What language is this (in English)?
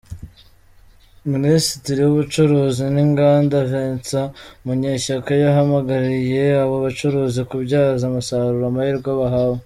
Kinyarwanda